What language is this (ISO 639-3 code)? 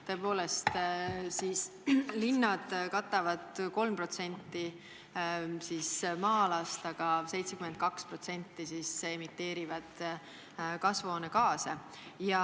est